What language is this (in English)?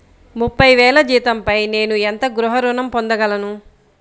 Telugu